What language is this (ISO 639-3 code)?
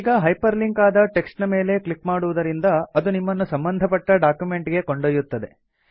kan